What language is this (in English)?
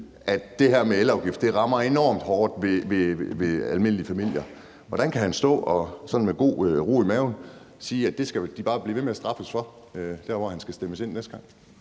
Danish